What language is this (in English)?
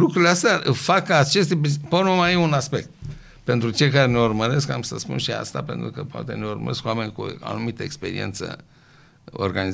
Romanian